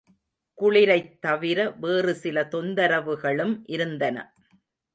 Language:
Tamil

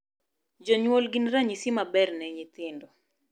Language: Luo (Kenya and Tanzania)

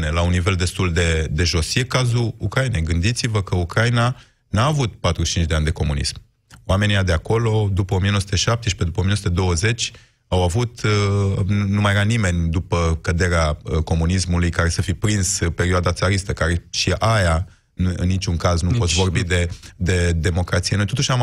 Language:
Romanian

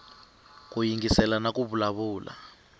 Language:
Tsonga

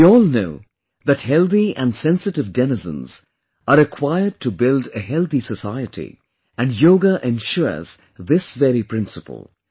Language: English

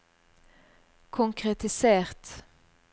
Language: Norwegian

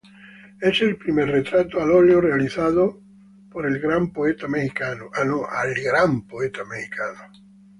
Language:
Spanish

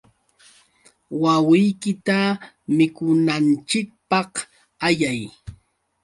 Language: Yauyos Quechua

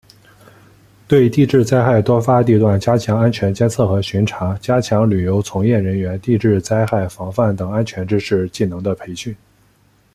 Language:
Chinese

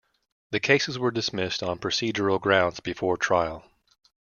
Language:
English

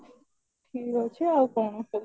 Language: Odia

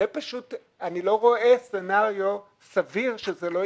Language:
Hebrew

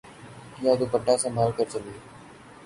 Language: Urdu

